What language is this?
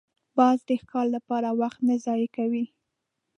Pashto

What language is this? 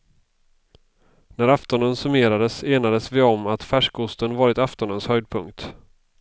Swedish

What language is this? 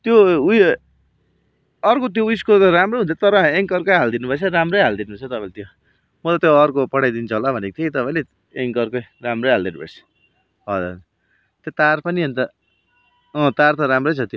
Nepali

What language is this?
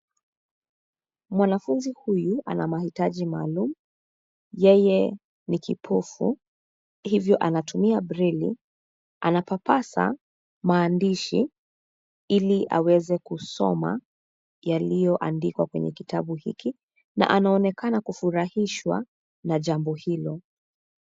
Swahili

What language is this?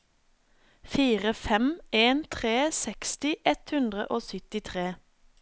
Norwegian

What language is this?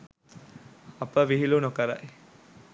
Sinhala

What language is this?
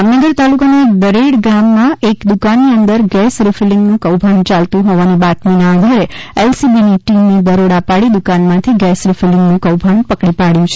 Gujarati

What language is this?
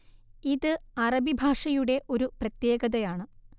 Malayalam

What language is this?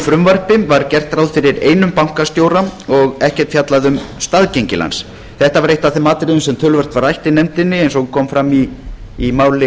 Icelandic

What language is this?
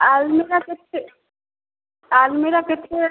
Odia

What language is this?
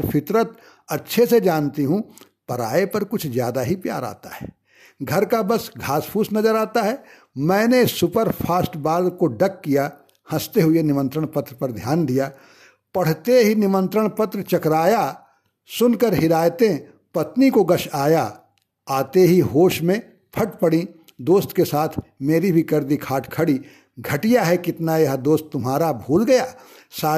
Hindi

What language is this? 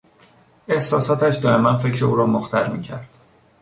Persian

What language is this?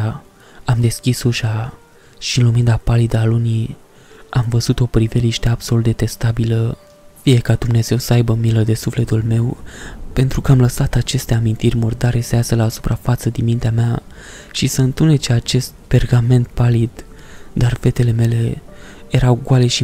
Romanian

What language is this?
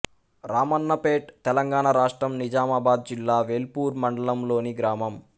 Telugu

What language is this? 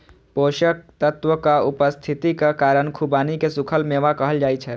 Maithili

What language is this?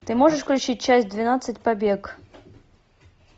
Russian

